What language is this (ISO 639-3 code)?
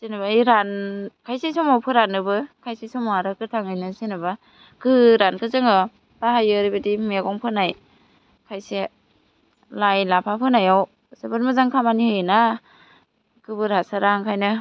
brx